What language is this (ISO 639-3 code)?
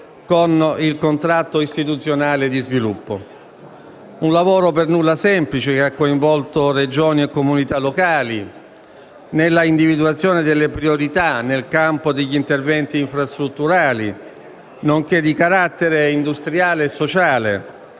ita